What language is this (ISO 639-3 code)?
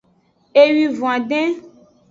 ajg